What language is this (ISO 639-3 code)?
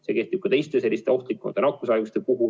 est